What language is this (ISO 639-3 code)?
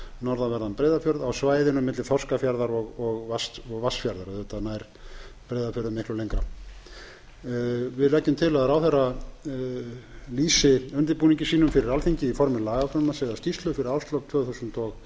isl